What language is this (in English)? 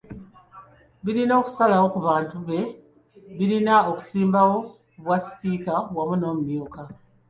Ganda